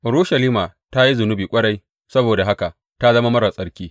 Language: Hausa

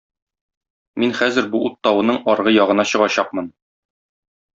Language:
Tatar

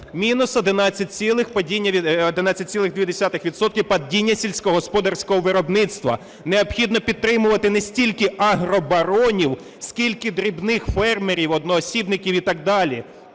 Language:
Ukrainian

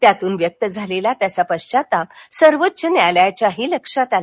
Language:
Marathi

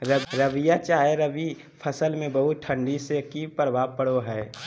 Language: Magahi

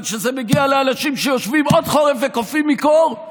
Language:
Hebrew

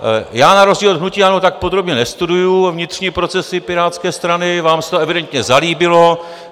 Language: Czech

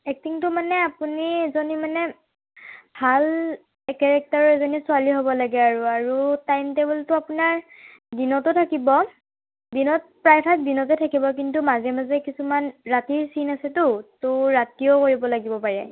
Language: Assamese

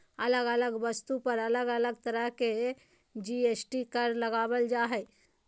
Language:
Magahi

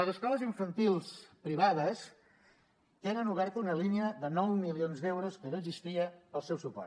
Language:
Catalan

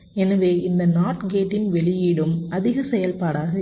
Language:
Tamil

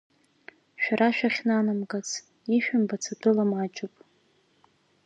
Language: Abkhazian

